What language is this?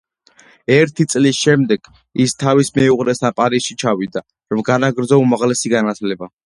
Georgian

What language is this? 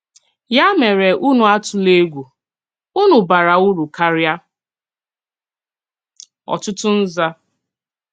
Igbo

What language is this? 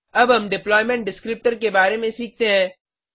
Hindi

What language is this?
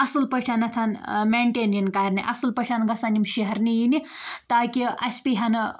Kashmiri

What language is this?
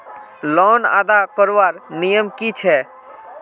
Magahi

